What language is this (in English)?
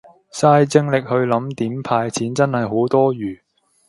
Cantonese